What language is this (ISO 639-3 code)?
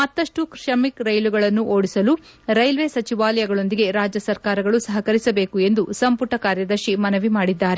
kan